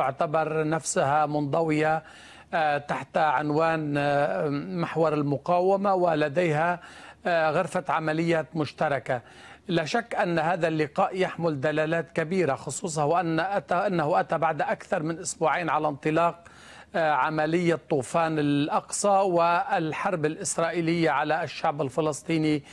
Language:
Arabic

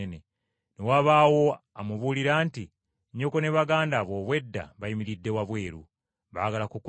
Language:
Ganda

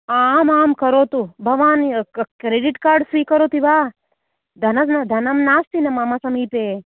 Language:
Sanskrit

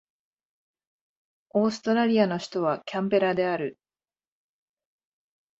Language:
Japanese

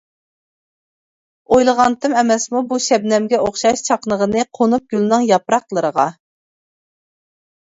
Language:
Uyghur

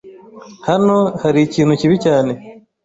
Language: Kinyarwanda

